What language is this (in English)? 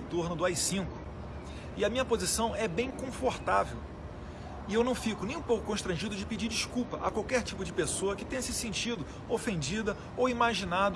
Portuguese